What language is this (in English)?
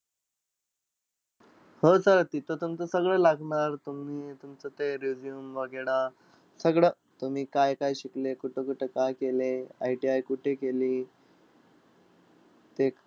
Marathi